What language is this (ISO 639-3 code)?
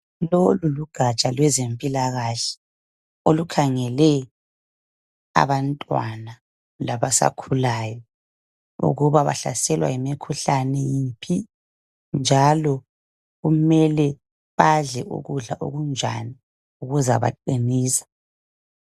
nde